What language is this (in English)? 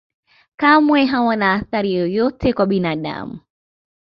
Swahili